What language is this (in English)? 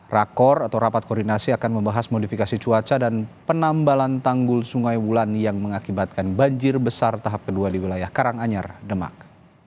Indonesian